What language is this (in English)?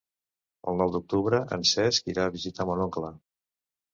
Catalan